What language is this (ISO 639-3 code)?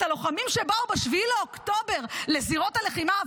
heb